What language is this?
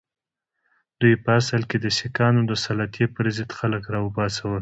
Pashto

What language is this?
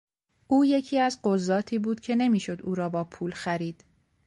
Persian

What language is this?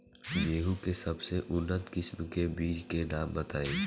Bhojpuri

